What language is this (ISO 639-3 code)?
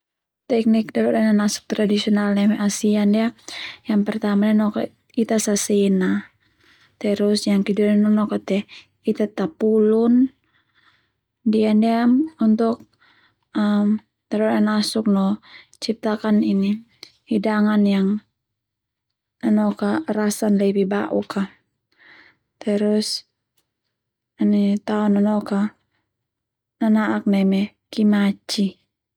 twu